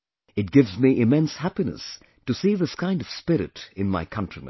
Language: English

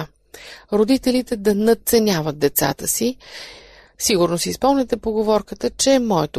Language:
Bulgarian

